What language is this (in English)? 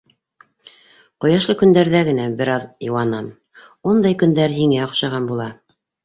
Bashkir